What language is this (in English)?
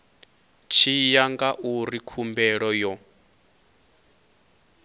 Venda